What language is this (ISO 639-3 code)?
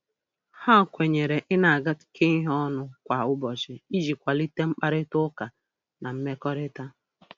ibo